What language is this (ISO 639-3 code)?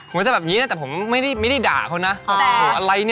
tha